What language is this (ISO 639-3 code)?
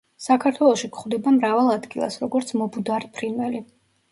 kat